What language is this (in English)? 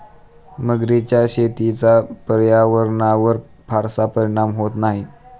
Marathi